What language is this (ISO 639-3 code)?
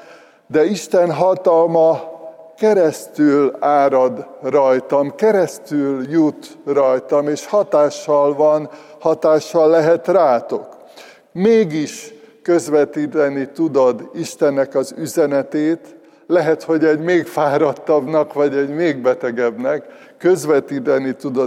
hun